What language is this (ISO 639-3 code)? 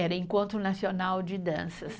por